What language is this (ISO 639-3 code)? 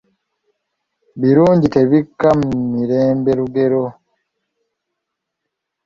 lug